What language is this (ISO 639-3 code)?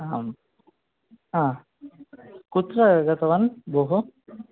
san